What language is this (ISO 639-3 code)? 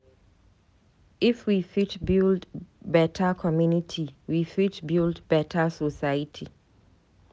pcm